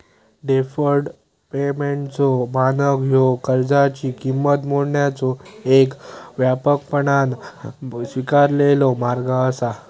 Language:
Marathi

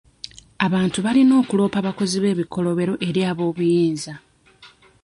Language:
Ganda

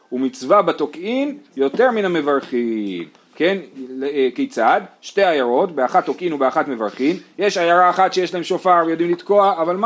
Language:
Hebrew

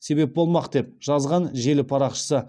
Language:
Kazakh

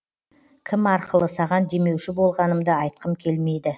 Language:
Kazakh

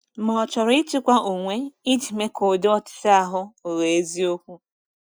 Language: Igbo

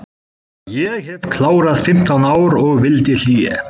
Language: Icelandic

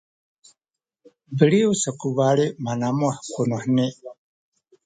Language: Sakizaya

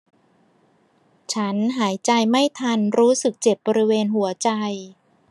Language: Thai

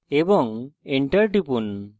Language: Bangla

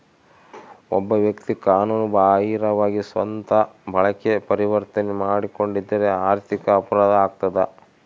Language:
Kannada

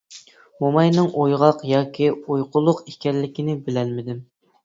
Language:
Uyghur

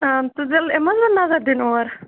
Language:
Kashmiri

